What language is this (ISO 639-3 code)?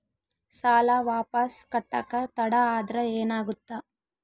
kan